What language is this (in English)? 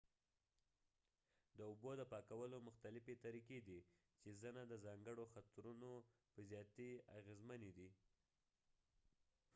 Pashto